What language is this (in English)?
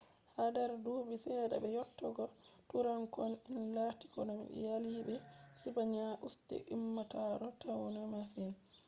Fula